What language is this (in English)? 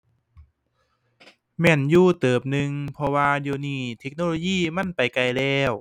Thai